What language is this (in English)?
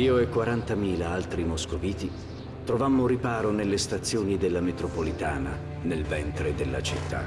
Italian